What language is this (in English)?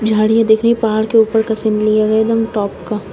Hindi